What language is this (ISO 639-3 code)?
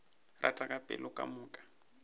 nso